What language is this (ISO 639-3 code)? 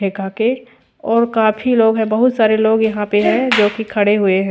hin